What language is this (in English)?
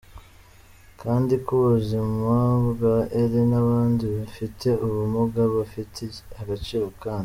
Kinyarwanda